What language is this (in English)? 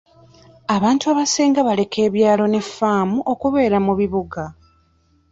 Ganda